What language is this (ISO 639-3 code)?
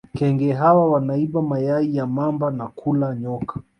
swa